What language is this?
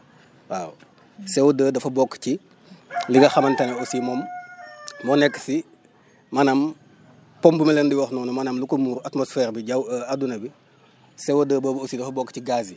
Wolof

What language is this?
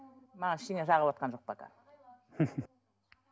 Kazakh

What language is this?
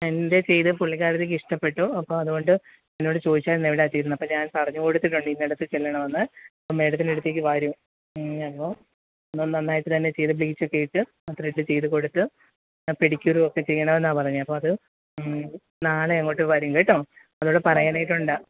Malayalam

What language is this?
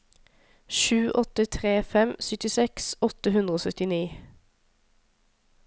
Norwegian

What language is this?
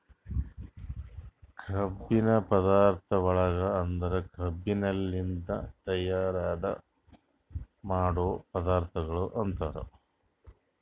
Kannada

